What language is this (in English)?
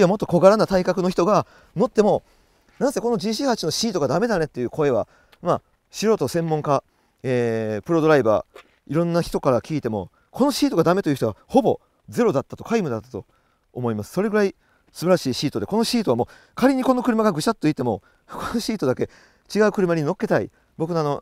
Japanese